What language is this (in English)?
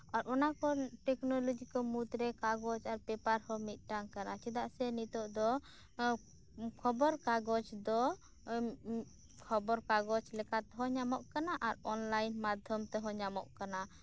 Santali